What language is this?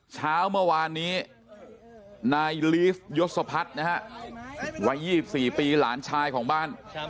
Thai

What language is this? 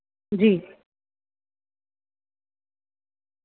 Dogri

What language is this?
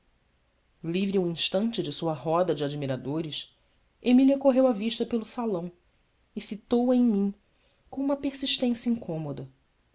Portuguese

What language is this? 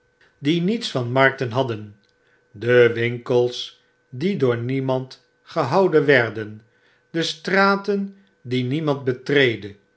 Dutch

